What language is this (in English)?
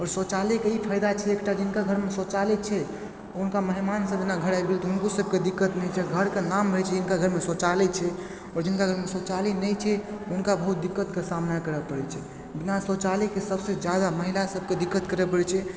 Maithili